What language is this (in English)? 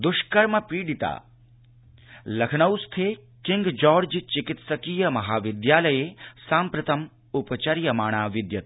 Sanskrit